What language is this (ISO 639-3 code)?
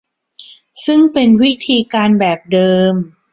tha